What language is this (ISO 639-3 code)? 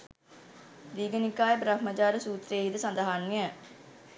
sin